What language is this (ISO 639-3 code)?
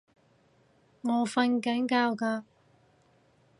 yue